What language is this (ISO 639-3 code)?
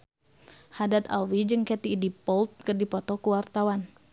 sun